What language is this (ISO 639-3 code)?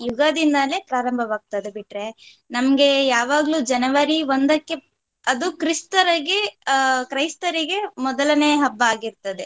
kan